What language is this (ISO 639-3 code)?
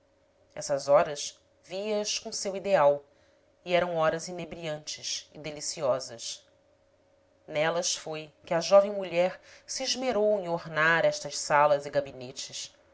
por